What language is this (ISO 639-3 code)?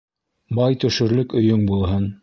bak